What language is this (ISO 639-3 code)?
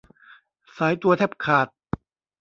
tha